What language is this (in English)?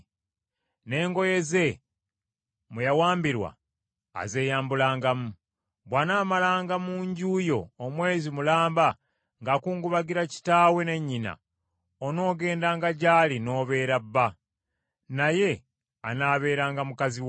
Ganda